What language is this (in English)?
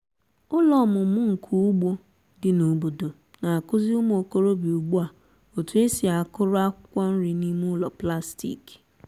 Igbo